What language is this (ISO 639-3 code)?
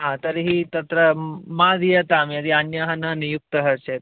san